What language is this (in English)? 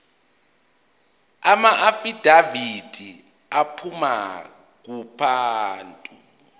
Zulu